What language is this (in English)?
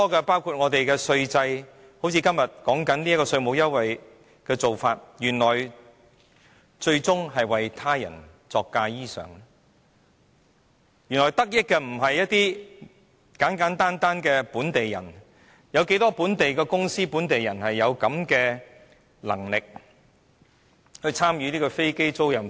Cantonese